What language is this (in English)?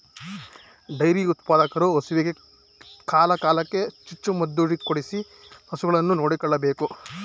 Kannada